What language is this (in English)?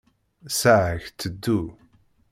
Kabyle